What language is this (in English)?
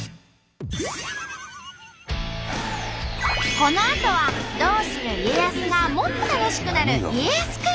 Japanese